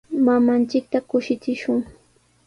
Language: Sihuas Ancash Quechua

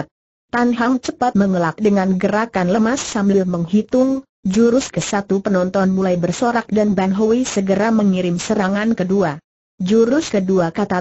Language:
Indonesian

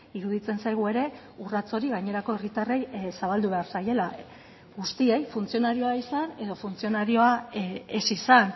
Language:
Basque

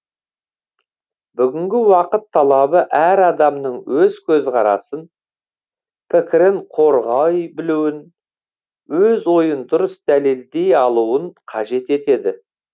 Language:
Kazakh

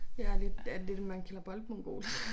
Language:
Danish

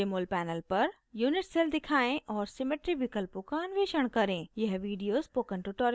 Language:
Hindi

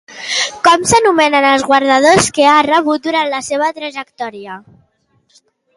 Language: Catalan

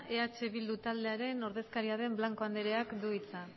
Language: Basque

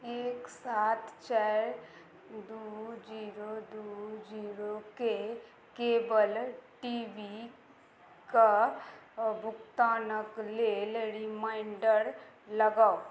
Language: Maithili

